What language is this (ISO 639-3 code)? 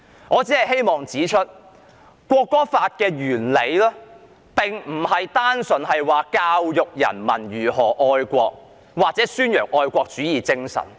yue